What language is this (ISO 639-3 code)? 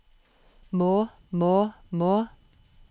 nor